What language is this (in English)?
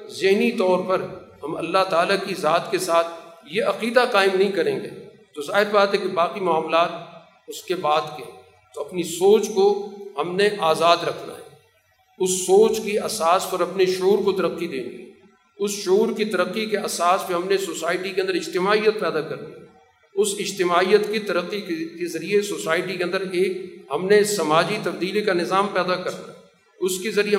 Urdu